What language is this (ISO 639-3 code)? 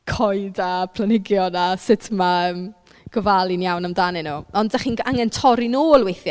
cym